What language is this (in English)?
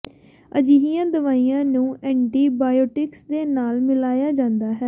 Punjabi